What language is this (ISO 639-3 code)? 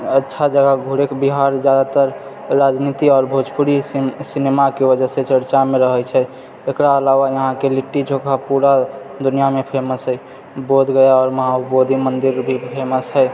mai